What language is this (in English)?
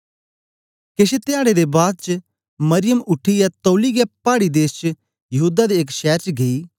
Dogri